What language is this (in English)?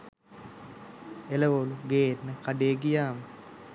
Sinhala